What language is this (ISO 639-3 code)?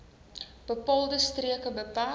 afr